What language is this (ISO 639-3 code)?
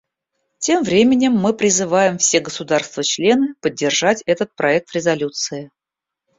rus